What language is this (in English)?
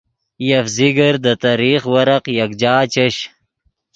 Yidgha